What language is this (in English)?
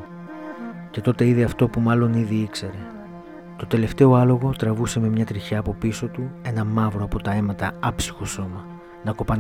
Greek